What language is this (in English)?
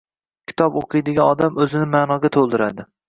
Uzbek